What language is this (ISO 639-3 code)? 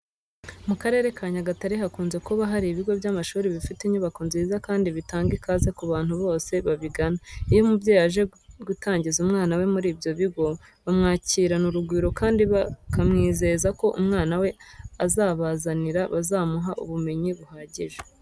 kin